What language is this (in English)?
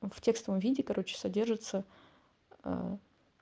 Russian